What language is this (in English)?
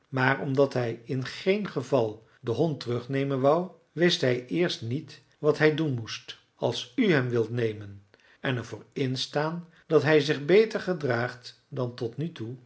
Dutch